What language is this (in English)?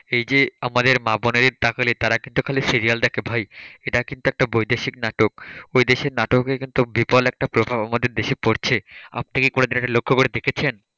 Bangla